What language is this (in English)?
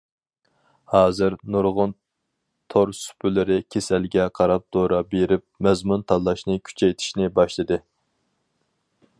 Uyghur